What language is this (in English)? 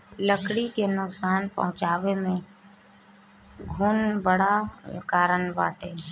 Bhojpuri